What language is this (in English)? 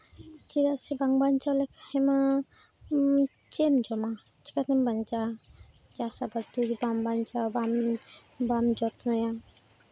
Santali